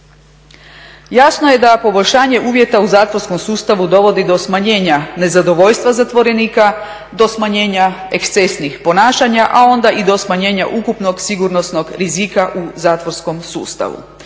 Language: Croatian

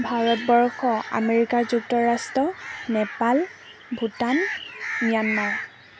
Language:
Assamese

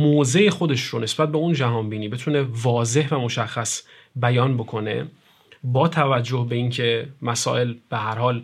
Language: Persian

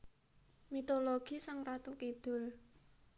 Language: Javanese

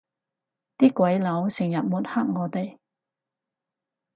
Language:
Cantonese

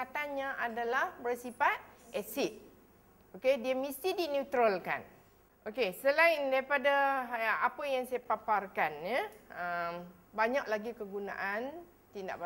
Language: Malay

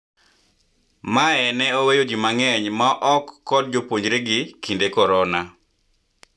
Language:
Luo (Kenya and Tanzania)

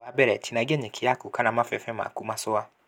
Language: Kikuyu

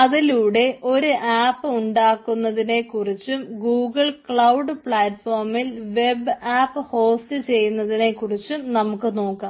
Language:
Malayalam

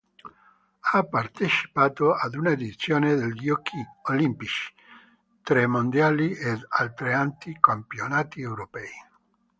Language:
Italian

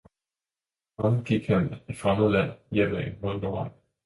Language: Danish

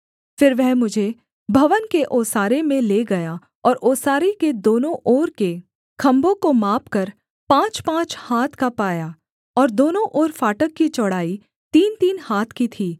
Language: Hindi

